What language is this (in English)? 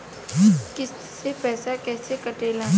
Bhojpuri